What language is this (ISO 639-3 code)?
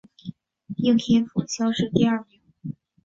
zho